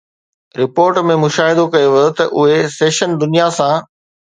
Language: Sindhi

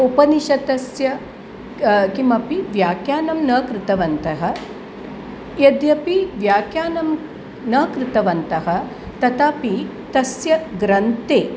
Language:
Sanskrit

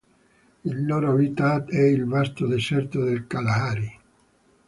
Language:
Italian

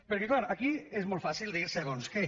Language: Catalan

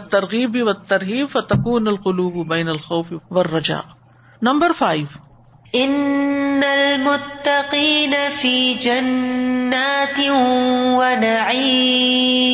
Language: Urdu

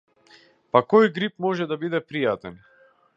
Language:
Macedonian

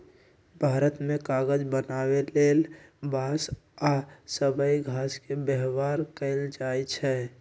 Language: Magahi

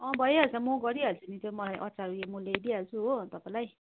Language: Nepali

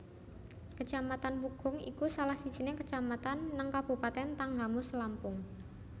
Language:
Javanese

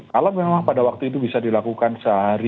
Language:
Indonesian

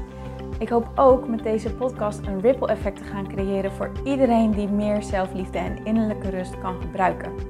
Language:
Dutch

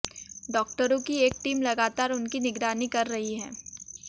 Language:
Hindi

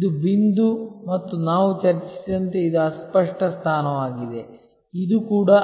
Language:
Kannada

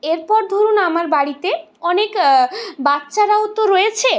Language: Bangla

